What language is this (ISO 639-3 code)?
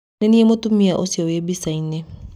kik